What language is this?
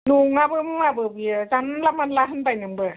Bodo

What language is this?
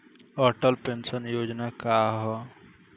Bhojpuri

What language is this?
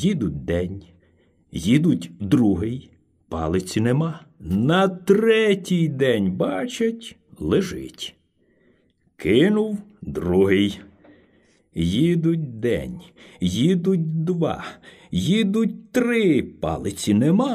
Ukrainian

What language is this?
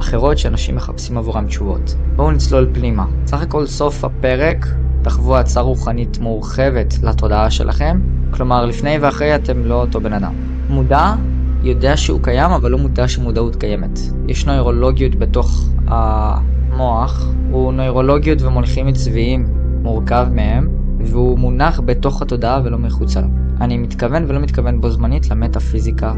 Hebrew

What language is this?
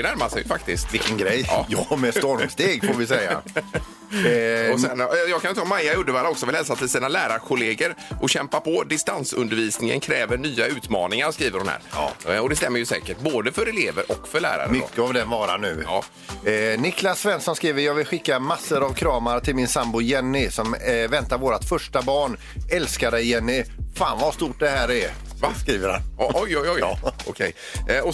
Swedish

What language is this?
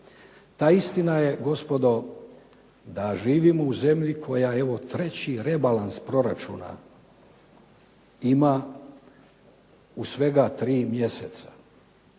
Croatian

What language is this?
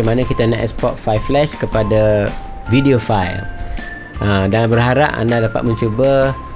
Malay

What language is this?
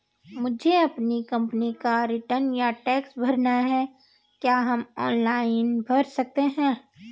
Hindi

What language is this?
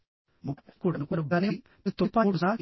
Telugu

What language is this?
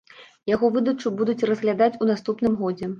Belarusian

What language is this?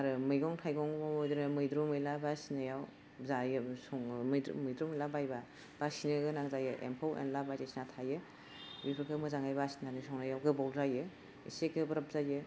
Bodo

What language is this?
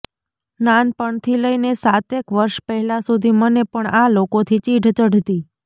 Gujarati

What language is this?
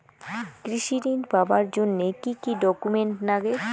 Bangla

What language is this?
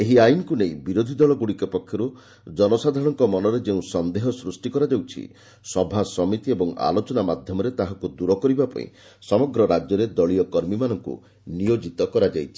Odia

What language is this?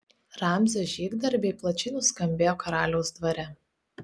Lithuanian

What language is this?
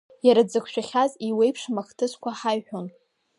Abkhazian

